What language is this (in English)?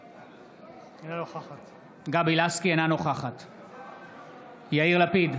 Hebrew